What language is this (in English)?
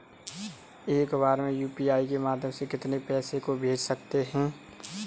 Hindi